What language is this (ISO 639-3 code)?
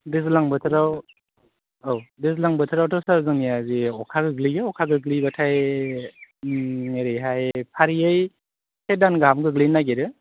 brx